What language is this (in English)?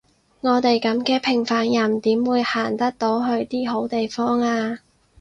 Cantonese